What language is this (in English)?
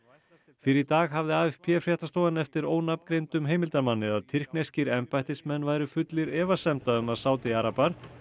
Icelandic